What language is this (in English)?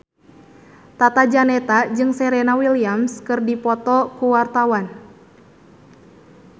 Sundanese